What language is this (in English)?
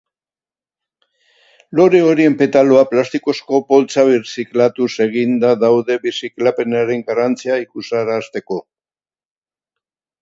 Basque